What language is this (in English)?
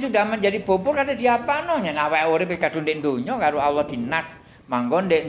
Indonesian